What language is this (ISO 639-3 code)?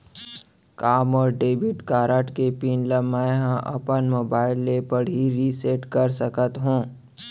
hne